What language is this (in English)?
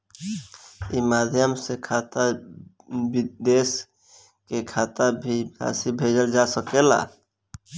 Bhojpuri